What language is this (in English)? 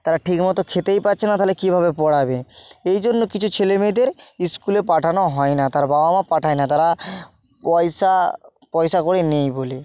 Bangla